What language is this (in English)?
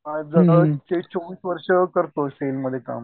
Marathi